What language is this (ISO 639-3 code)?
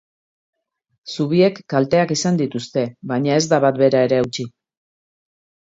eus